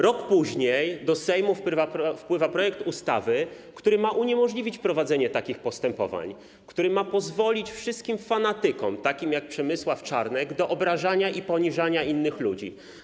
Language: Polish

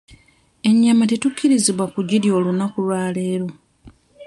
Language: Ganda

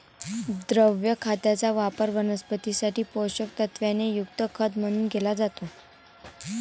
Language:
Marathi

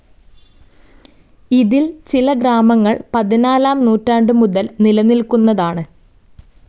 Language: Malayalam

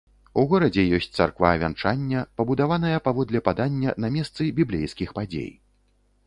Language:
Belarusian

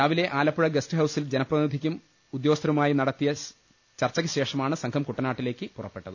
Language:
Malayalam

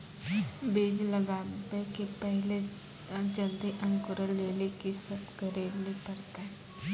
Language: Maithili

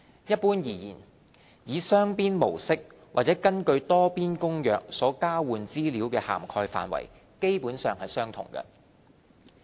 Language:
Cantonese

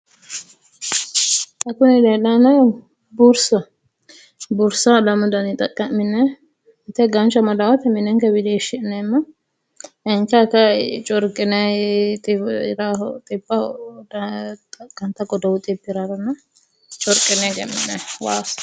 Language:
Sidamo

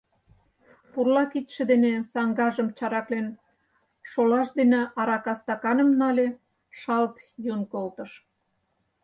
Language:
Mari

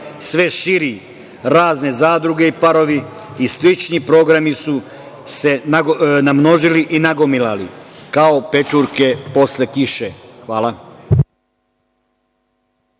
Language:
Serbian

